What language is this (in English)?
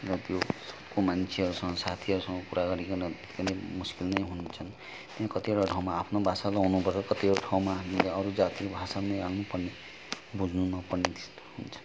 Nepali